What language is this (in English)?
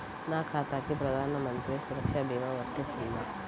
Telugu